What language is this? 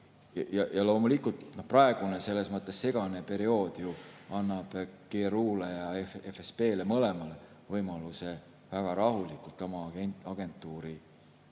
Estonian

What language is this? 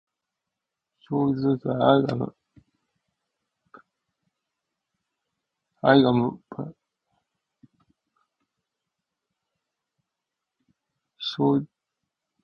Japanese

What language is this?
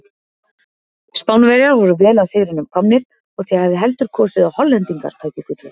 Icelandic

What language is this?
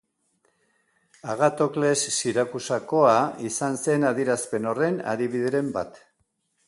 Basque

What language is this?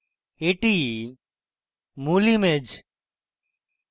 Bangla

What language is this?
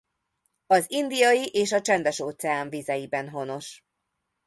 Hungarian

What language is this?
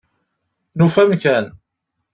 Kabyle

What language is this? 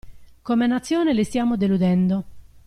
Italian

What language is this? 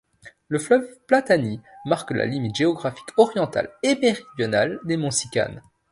French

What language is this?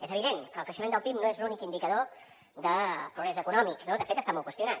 Catalan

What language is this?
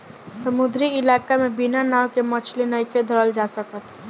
Bhojpuri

